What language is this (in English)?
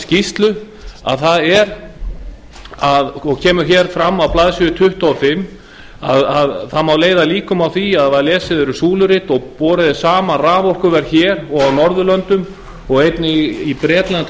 Icelandic